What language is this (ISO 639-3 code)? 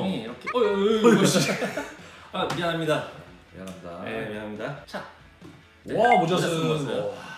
kor